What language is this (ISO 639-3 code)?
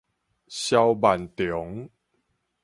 nan